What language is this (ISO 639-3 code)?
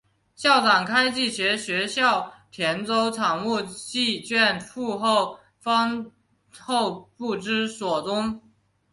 zho